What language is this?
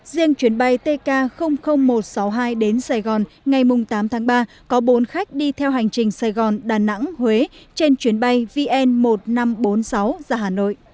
Vietnamese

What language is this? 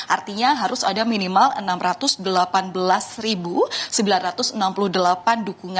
Indonesian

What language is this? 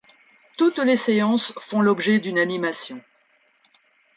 French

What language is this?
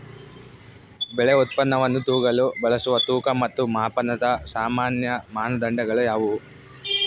Kannada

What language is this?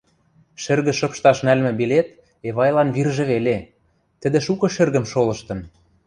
Western Mari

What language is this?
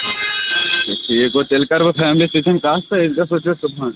Kashmiri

